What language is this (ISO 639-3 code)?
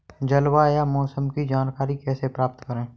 hin